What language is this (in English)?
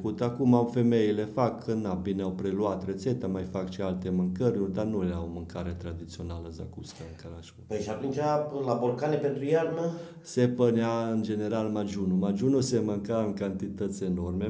Romanian